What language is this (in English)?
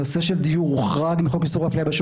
Hebrew